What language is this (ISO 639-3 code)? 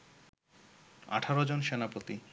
ben